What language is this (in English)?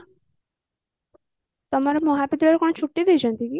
Odia